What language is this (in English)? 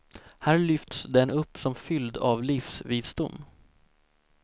Swedish